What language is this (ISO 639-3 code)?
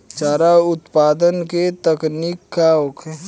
bho